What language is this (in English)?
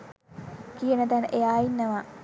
Sinhala